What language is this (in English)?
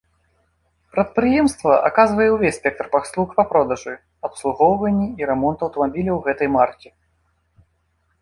Belarusian